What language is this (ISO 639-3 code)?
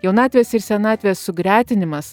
lit